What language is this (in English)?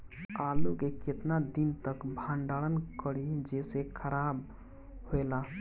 Bhojpuri